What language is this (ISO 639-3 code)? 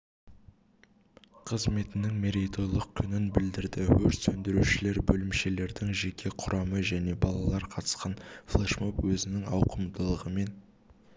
kaz